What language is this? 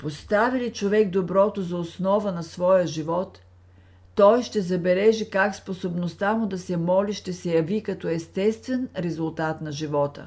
Bulgarian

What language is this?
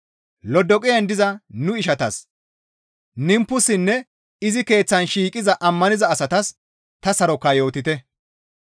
Gamo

